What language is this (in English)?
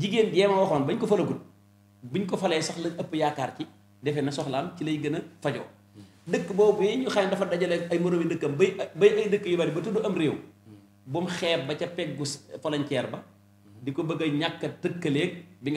Arabic